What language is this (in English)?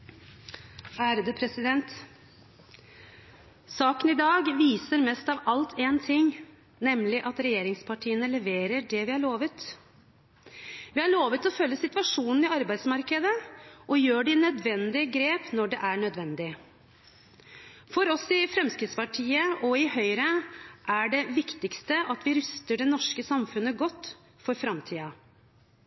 Norwegian